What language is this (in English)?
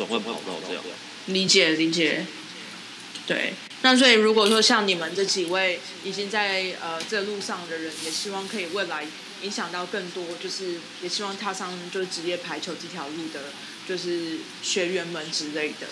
Chinese